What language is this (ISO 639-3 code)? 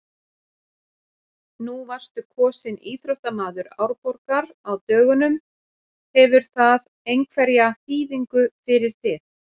isl